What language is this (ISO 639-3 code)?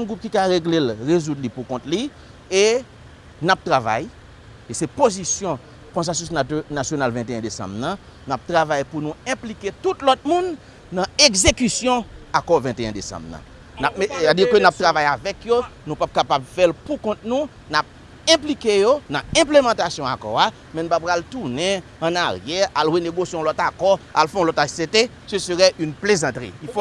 fra